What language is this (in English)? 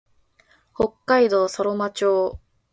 Japanese